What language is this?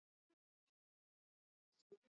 Swahili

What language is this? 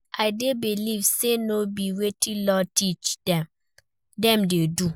Nigerian Pidgin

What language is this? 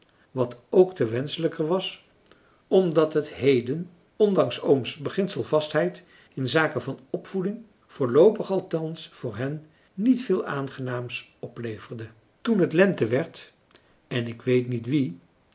Dutch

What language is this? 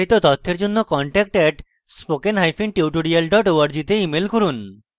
Bangla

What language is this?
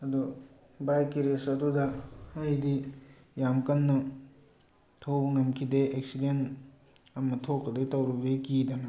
Manipuri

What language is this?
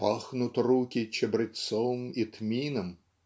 Russian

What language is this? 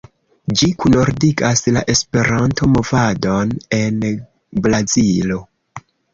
Esperanto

